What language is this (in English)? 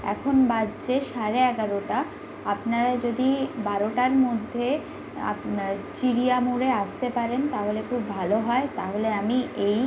Bangla